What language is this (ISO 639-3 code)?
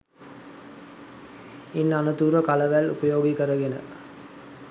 sin